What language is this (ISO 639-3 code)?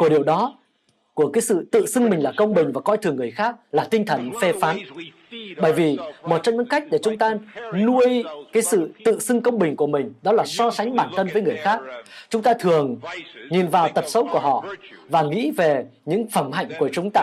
vie